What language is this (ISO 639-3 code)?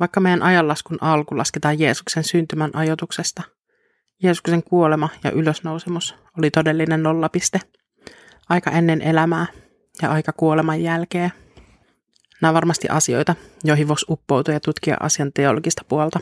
fin